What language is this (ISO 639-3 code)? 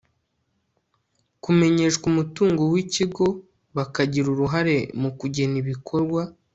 kin